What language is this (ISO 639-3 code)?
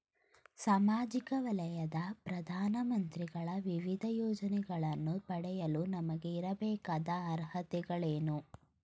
kan